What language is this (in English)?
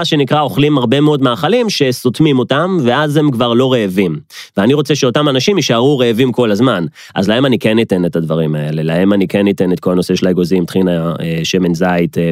Hebrew